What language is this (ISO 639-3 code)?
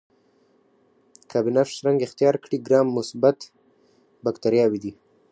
pus